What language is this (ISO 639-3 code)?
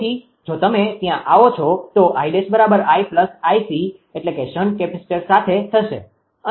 guj